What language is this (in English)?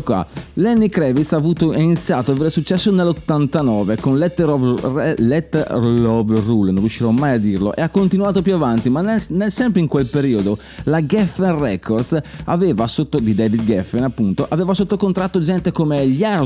Italian